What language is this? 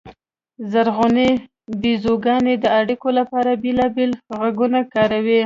Pashto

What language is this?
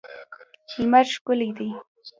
Pashto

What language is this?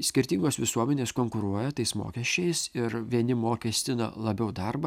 Lithuanian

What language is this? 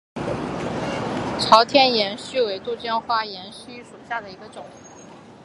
Chinese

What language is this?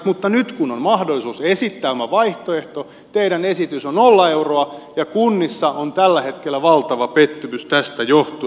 Finnish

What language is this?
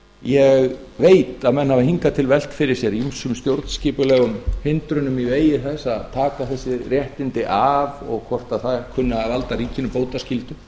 Icelandic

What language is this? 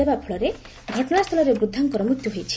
Odia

